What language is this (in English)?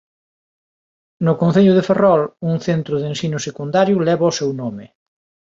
Galician